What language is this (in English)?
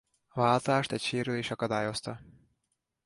Hungarian